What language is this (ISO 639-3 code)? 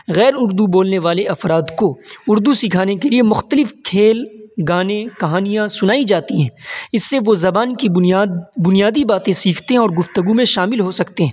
urd